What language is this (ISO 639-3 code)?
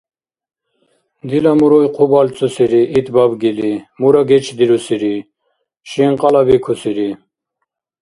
dar